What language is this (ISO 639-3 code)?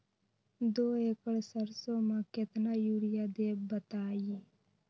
mag